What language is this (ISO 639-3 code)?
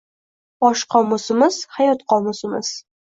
uzb